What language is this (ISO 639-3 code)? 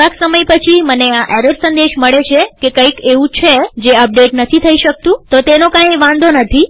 guj